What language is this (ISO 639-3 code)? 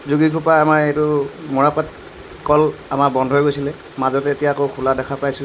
asm